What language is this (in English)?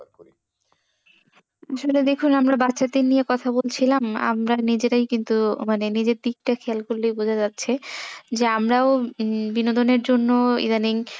Bangla